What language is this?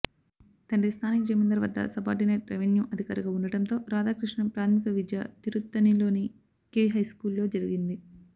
Telugu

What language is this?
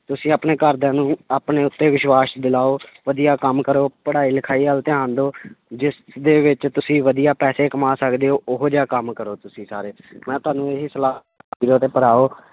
Punjabi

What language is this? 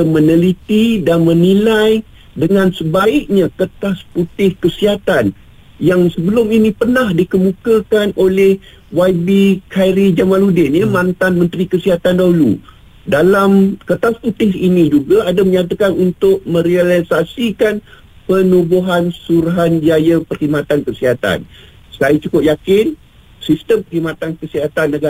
Malay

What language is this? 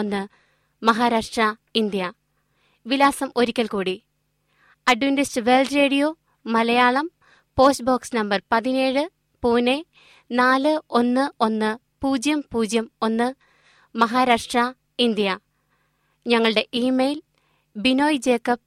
Malayalam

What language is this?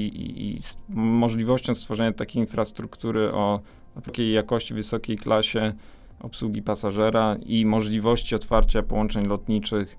Polish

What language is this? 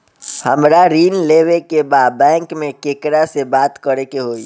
Bhojpuri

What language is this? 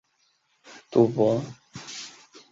Chinese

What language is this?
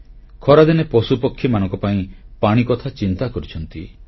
Odia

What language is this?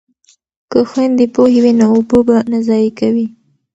Pashto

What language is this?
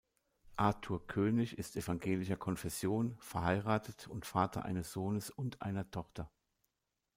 German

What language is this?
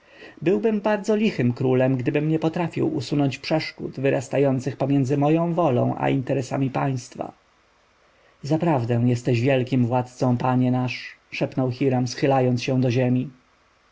Polish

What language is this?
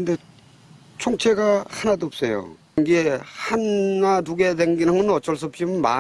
Korean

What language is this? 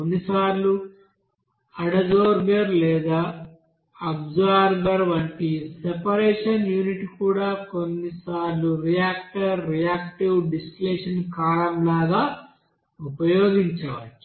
Telugu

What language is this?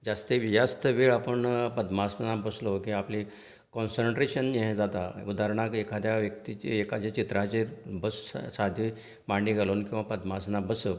Konkani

